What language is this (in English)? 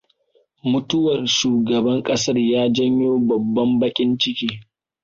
Hausa